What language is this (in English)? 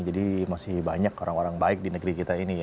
Indonesian